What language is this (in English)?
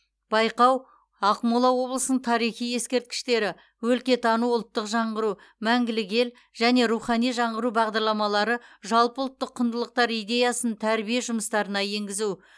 Kazakh